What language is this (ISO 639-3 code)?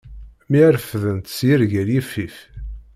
kab